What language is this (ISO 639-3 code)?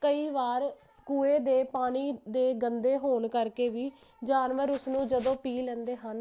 pan